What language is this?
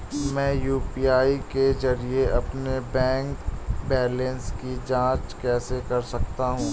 Hindi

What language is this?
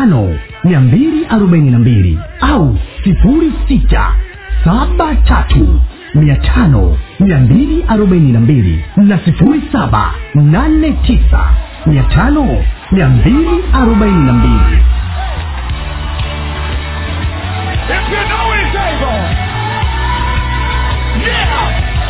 Swahili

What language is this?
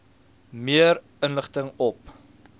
Afrikaans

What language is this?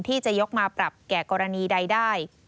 Thai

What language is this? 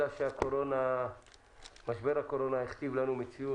Hebrew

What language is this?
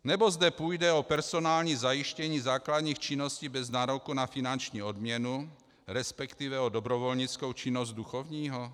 Czech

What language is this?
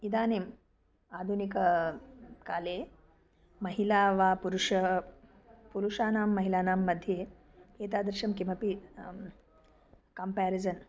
Sanskrit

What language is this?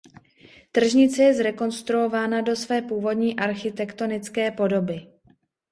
Czech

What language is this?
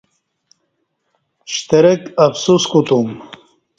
Kati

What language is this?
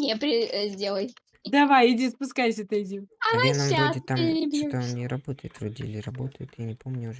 Russian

